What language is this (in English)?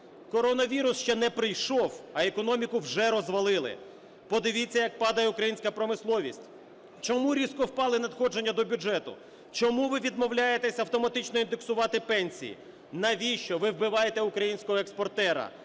Ukrainian